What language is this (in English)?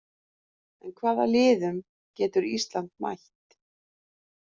Icelandic